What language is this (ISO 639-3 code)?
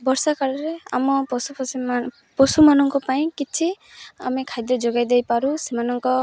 ori